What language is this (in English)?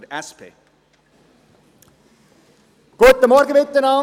Swiss German